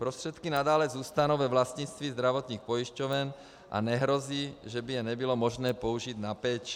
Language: Czech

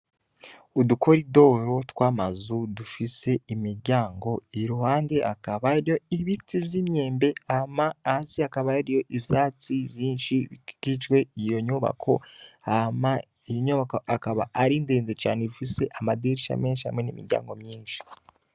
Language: Rundi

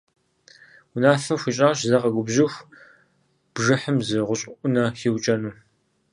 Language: Kabardian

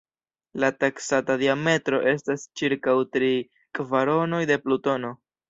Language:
Esperanto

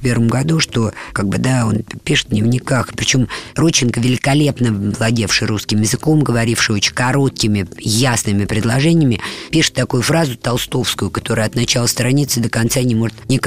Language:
Russian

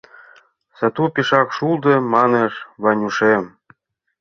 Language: Mari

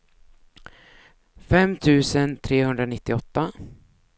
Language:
Swedish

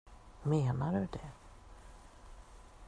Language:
Swedish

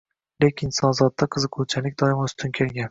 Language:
Uzbek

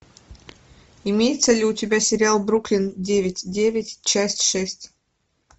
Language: Russian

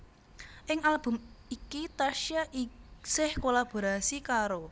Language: Javanese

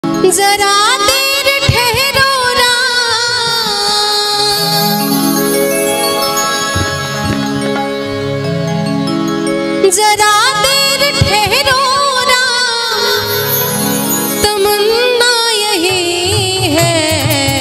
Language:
Hindi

